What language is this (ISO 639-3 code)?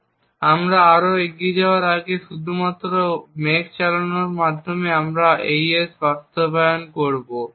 ben